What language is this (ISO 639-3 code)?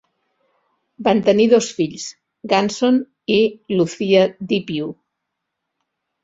cat